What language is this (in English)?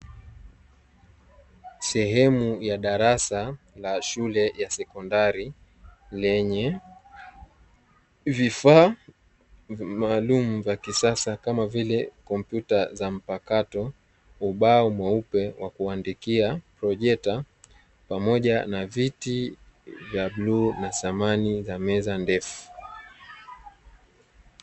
Swahili